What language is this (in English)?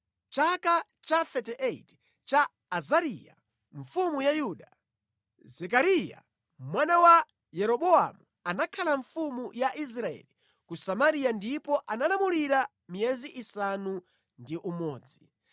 Nyanja